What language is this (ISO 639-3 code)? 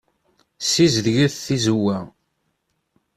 kab